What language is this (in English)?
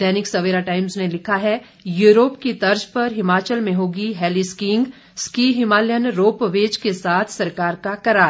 Hindi